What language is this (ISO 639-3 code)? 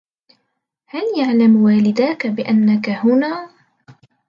ara